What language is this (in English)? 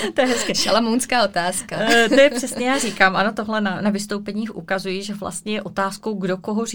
Czech